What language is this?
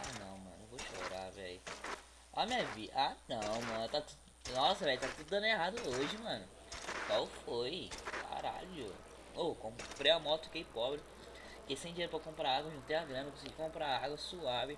Portuguese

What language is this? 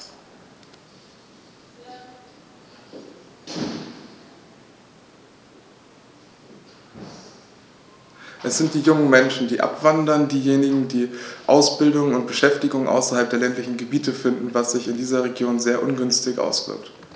German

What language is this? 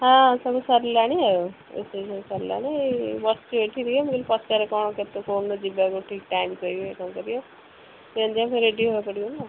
Odia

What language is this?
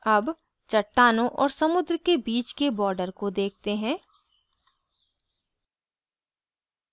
Hindi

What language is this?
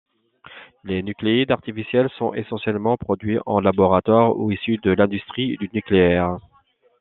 French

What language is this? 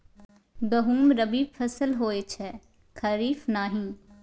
Maithili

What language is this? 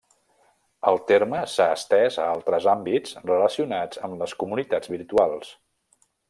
Catalan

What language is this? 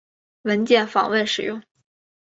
Chinese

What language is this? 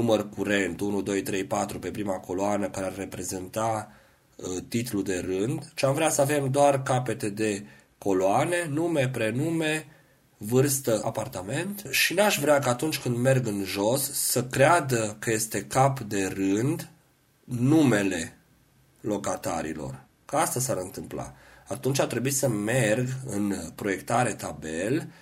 Romanian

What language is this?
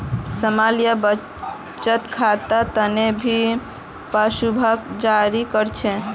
Magahi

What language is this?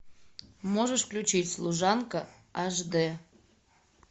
Russian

